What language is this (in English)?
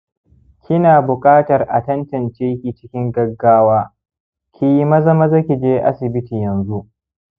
Hausa